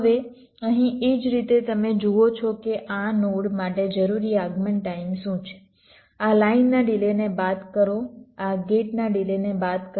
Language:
Gujarati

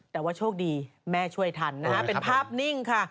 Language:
Thai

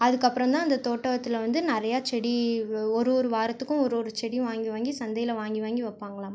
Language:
Tamil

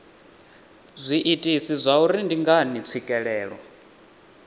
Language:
Venda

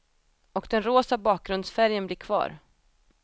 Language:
Swedish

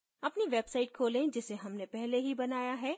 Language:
Hindi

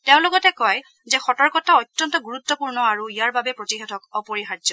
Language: Assamese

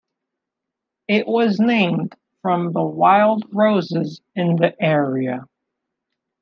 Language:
English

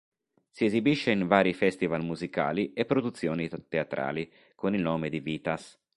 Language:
Italian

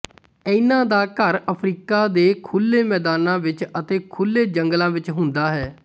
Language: Punjabi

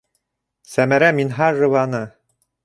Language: Bashkir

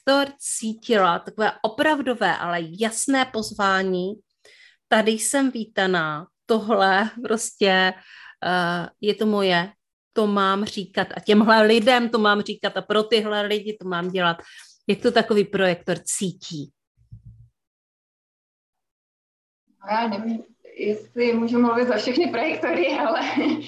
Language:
Czech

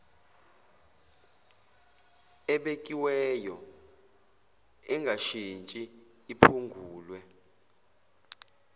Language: Zulu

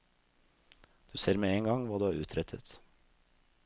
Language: Norwegian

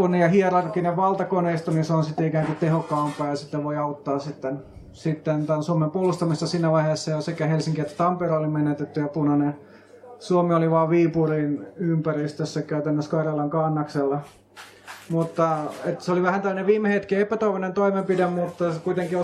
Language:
Finnish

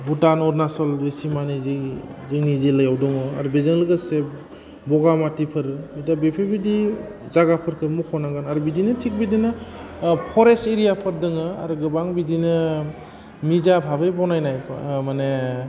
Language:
Bodo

